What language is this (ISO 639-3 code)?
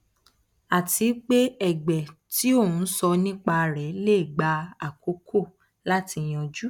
yor